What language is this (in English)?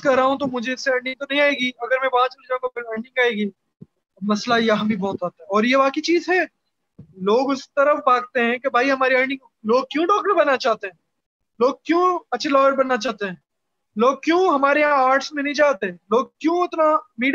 Urdu